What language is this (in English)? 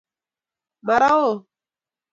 Kalenjin